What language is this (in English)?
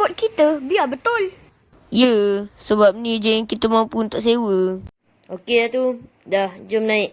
Malay